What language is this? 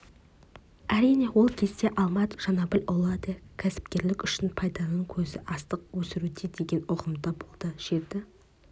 Kazakh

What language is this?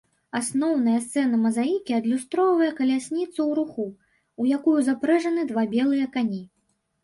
Belarusian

